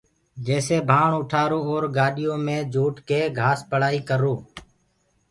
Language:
Gurgula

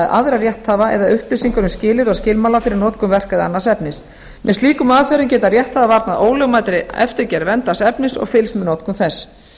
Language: Icelandic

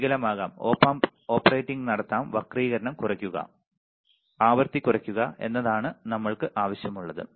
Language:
Malayalam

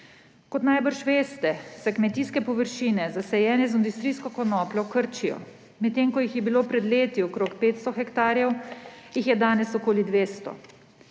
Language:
Slovenian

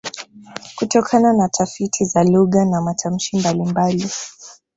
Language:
Swahili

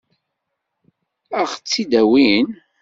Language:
Kabyle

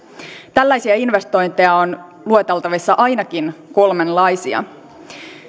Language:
Finnish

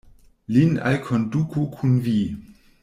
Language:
Esperanto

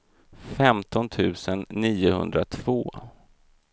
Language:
Swedish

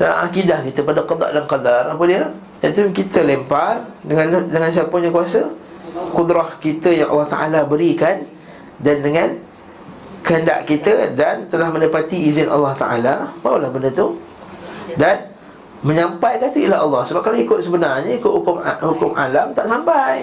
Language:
Malay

